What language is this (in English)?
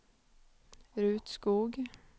Swedish